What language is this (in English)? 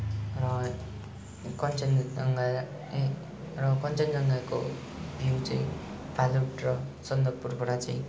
Nepali